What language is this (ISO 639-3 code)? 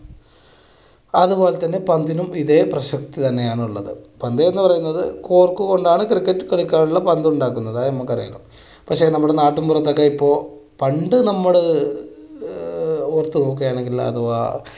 mal